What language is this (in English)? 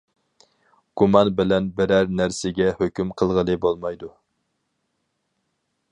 Uyghur